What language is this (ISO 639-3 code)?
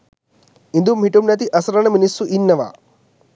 sin